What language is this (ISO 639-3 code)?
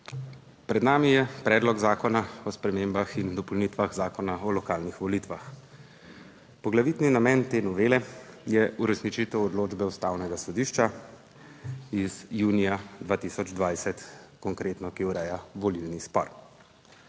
slv